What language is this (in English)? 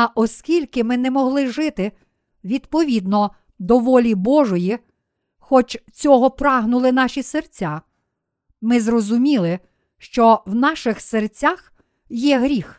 Ukrainian